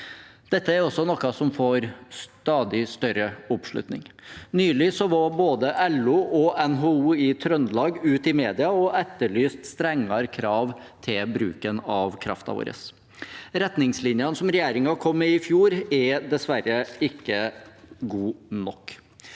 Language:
Norwegian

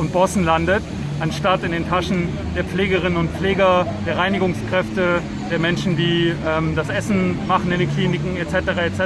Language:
German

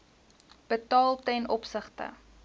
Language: Afrikaans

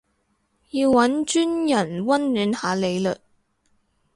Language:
Cantonese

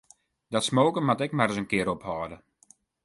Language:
Western Frisian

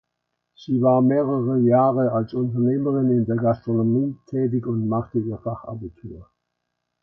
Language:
German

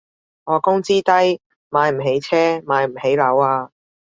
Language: Cantonese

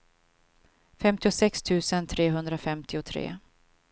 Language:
Swedish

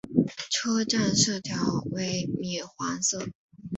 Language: Chinese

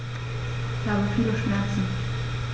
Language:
German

